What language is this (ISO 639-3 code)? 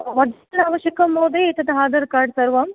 san